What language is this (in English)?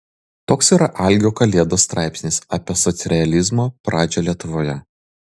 Lithuanian